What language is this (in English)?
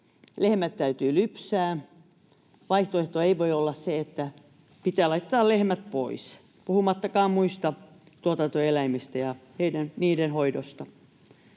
Finnish